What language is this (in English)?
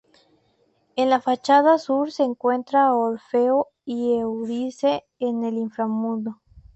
Spanish